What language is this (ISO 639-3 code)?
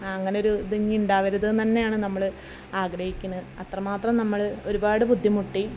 mal